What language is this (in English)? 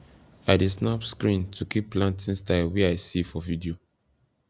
Nigerian Pidgin